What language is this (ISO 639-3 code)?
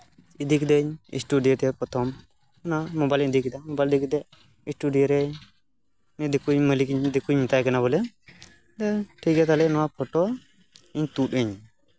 sat